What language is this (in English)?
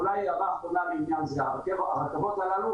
Hebrew